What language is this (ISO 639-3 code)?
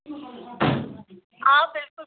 kas